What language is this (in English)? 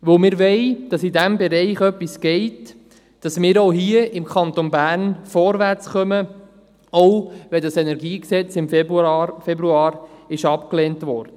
Swiss German